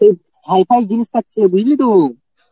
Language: Bangla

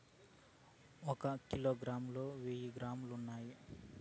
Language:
Telugu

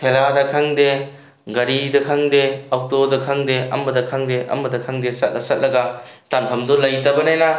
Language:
Manipuri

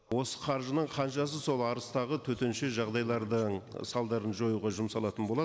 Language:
Kazakh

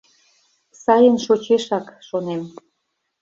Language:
Mari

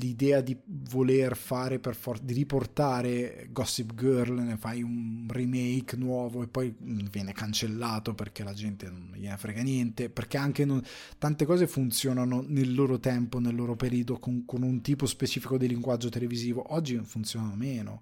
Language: Italian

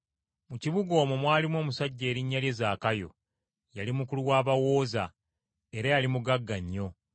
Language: Ganda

